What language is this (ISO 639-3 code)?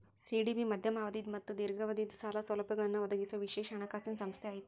kan